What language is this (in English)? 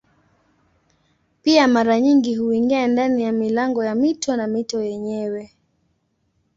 Swahili